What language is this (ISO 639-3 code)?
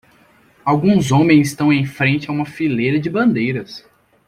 por